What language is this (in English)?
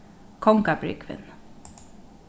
Faroese